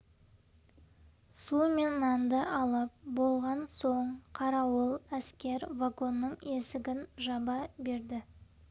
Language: Kazakh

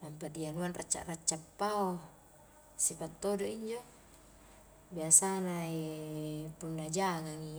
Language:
Highland Konjo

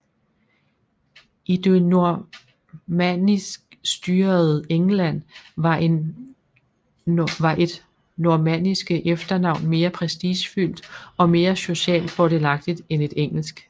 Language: Danish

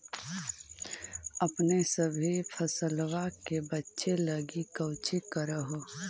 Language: Magahi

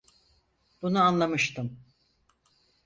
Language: Turkish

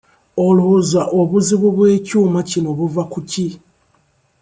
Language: Ganda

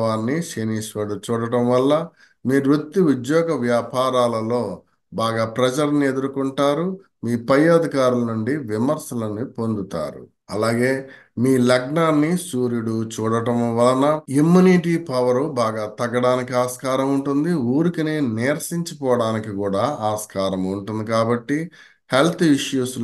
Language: Telugu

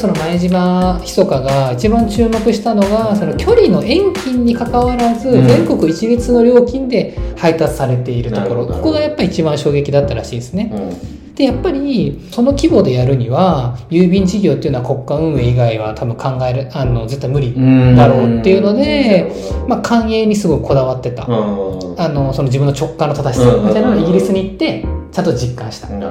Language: Japanese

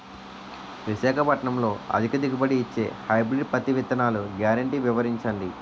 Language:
Telugu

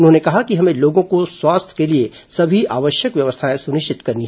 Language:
Hindi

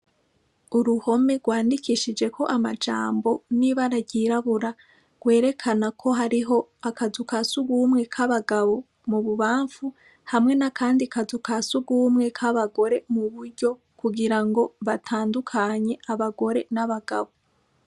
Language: Rundi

